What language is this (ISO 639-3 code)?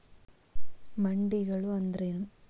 kan